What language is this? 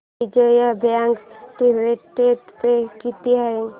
Marathi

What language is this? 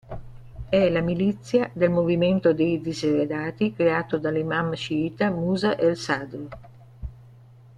Italian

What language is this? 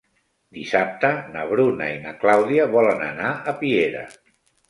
Catalan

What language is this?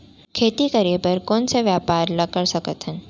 Chhattisgarhi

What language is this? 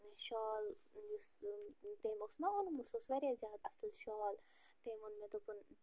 Kashmiri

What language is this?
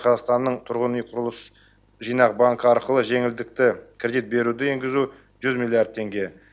Kazakh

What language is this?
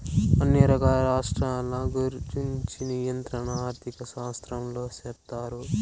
Telugu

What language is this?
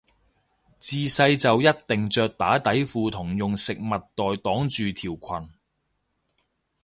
Cantonese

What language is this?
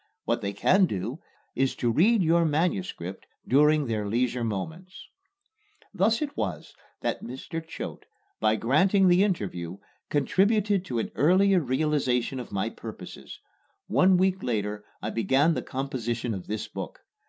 English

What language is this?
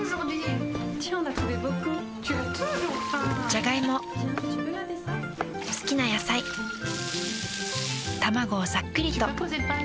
Japanese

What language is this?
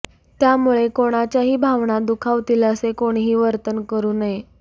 Marathi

